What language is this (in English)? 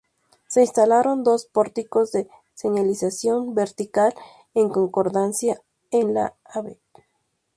Spanish